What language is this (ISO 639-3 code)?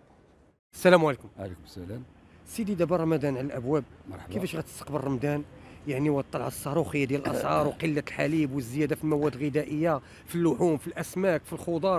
ara